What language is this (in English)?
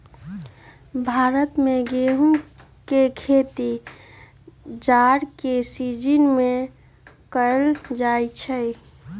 Magahi